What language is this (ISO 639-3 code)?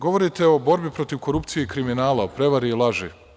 srp